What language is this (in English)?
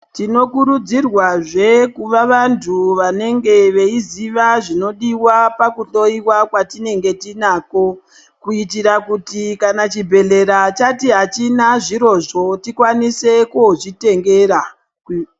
Ndau